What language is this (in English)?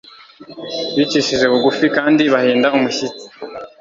Kinyarwanda